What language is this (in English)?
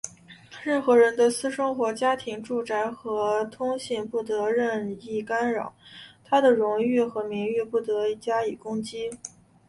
Chinese